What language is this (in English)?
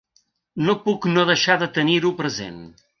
Catalan